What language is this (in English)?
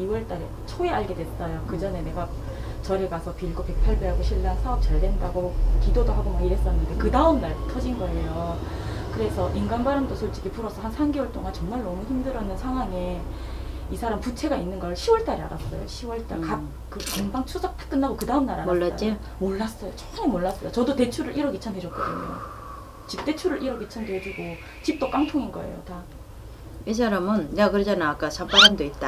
Korean